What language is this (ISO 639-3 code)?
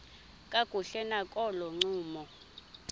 xho